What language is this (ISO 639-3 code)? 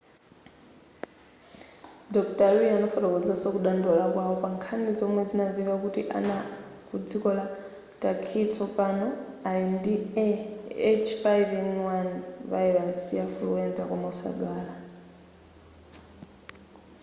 nya